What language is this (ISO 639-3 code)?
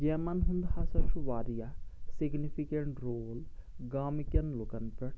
kas